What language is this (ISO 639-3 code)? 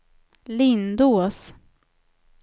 swe